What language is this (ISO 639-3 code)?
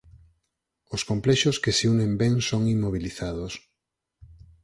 glg